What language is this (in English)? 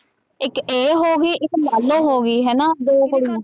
Punjabi